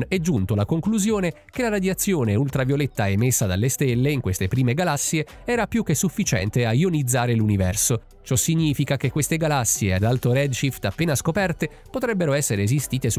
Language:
Italian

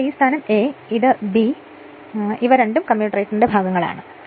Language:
Malayalam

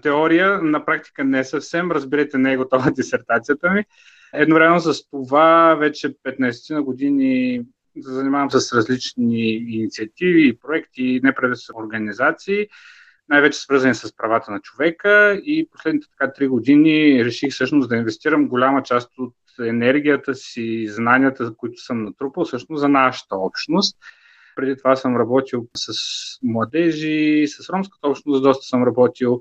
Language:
Bulgarian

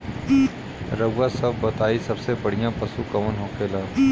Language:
Bhojpuri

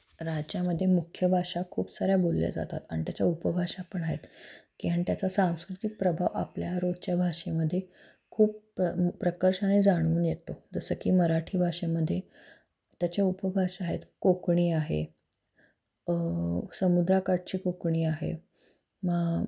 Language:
Marathi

